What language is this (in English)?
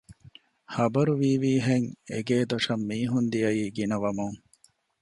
Divehi